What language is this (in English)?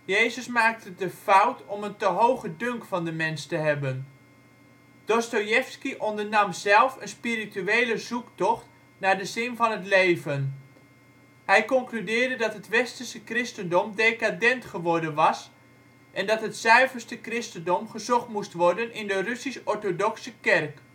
Dutch